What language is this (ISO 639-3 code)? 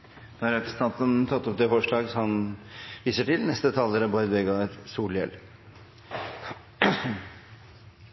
nno